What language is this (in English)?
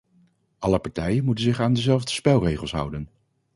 Dutch